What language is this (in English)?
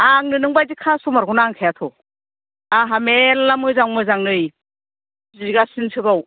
Bodo